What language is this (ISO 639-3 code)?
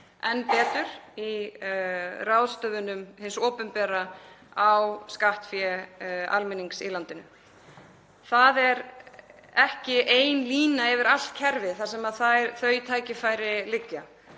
isl